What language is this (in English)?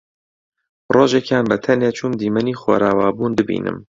Central Kurdish